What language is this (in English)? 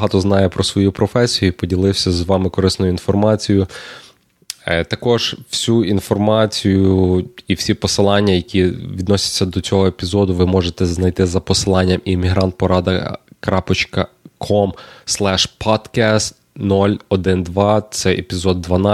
Ukrainian